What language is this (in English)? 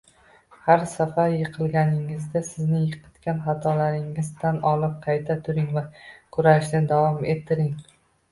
Uzbek